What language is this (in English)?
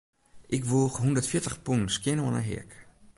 Western Frisian